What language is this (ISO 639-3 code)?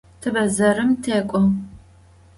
ady